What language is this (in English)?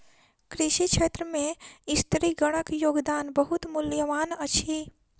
Maithili